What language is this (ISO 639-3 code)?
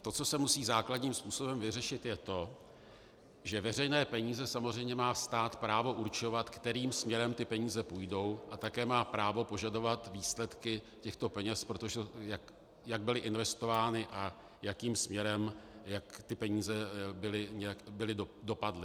ces